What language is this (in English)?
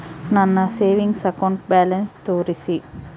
Kannada